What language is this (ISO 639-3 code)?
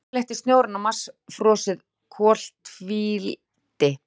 isl